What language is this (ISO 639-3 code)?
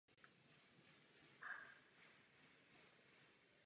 ces